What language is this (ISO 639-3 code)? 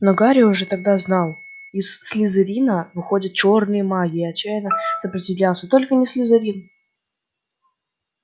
rus